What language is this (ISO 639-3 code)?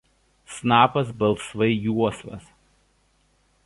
lit